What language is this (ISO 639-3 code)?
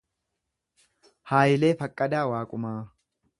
orm